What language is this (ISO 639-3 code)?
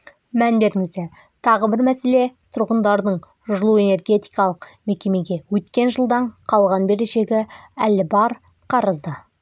kaz